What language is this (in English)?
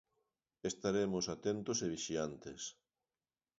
Galician